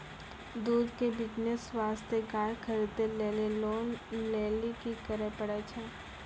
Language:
Maithili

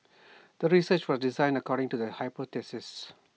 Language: English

